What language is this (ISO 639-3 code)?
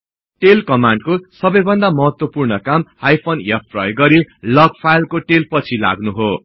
nep